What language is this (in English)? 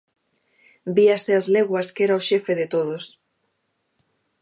Galician